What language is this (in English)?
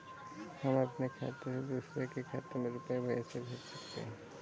Hindi